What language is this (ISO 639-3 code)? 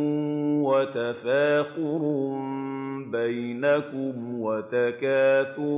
ara